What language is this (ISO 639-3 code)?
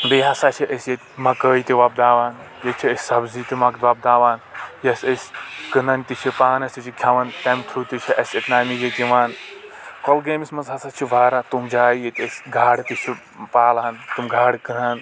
kas